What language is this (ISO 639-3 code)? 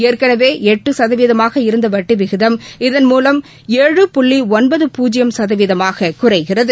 tam